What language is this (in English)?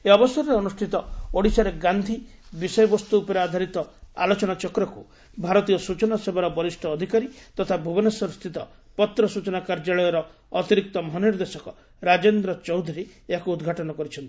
Odia